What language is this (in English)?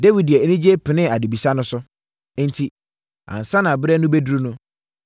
Akan